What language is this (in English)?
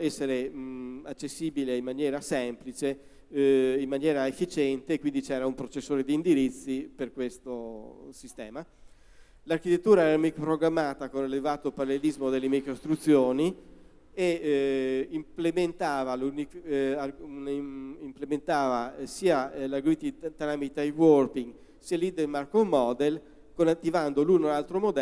Italian